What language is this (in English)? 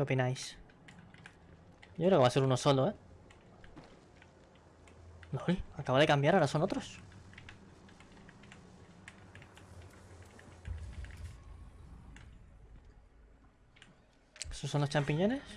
Spanish